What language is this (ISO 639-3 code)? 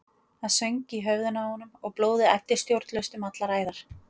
isl